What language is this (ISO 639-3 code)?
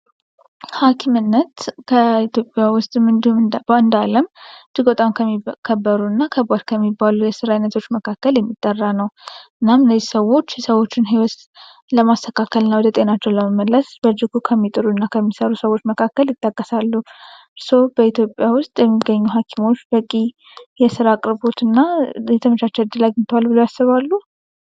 amh